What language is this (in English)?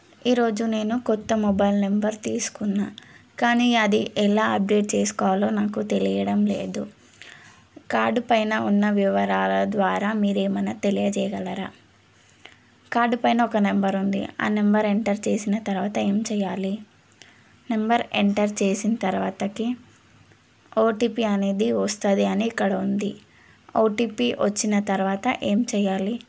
Telugu